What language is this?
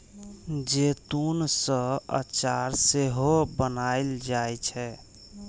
Maithili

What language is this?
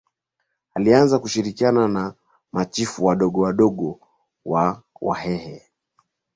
Swahili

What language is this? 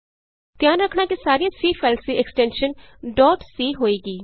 Punjabi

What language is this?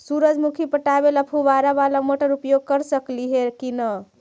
Magahi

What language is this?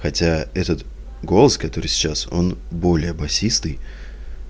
Russian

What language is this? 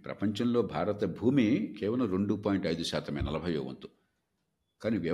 Telugu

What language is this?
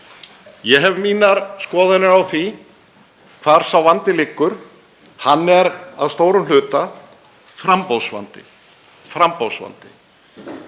Icelandic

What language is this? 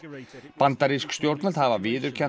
Icelandic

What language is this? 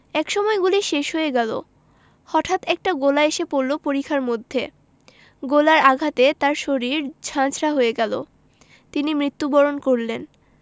Bangla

